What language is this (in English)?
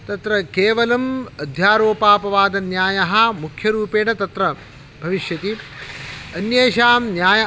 Sanskrit